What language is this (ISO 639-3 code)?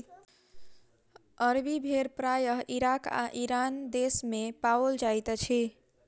mai